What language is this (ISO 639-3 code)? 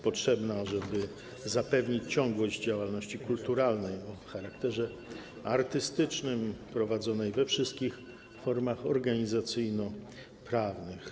pol